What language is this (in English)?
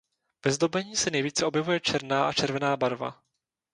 Czech